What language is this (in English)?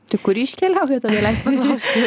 Lithuanian